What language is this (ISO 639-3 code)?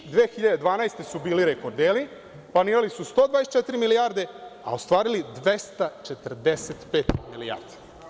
srp